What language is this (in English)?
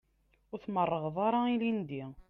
Kabyle